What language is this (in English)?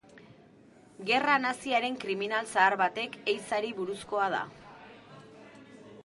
Basque